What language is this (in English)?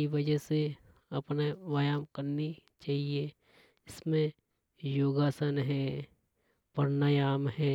Hadothi